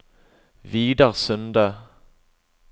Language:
Norwegian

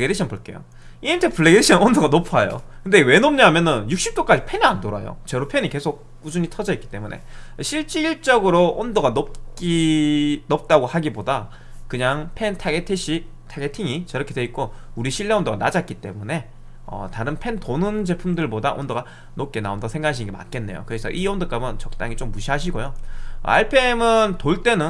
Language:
Korean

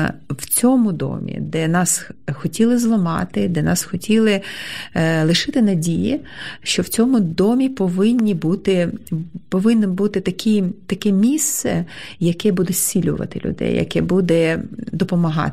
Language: Ukrainian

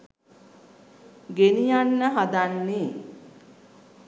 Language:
Sinhala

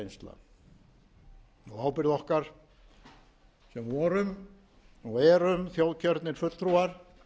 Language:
Icelandic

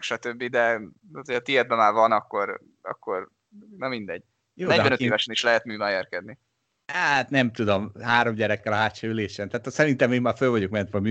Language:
Hungarian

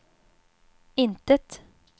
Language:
Swedish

